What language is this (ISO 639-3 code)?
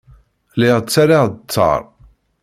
kab